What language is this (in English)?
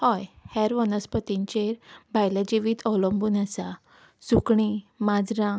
Konkani